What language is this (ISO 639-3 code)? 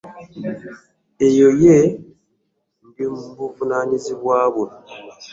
lug